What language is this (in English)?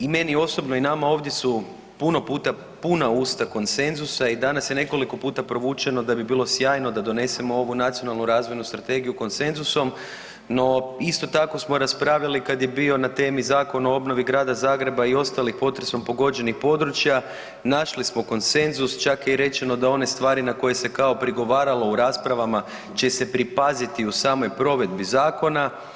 Croatian